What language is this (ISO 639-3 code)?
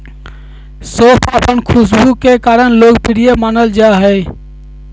mag